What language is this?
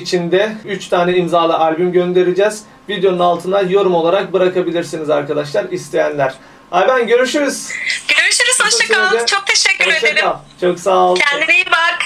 Turkish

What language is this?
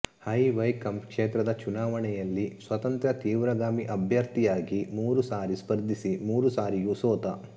Kannada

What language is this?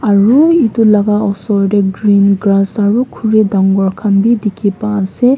Naga Pidgin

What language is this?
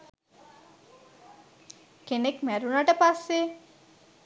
Sinhala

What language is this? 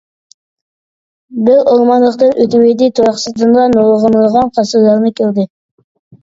Uyghur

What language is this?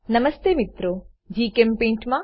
Gujarati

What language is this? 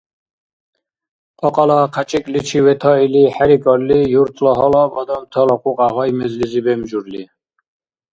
Dargwa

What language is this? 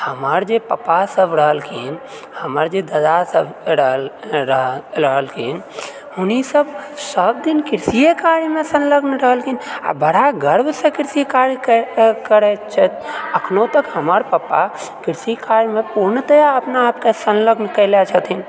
Maithili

